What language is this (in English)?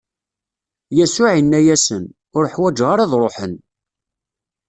Kabyle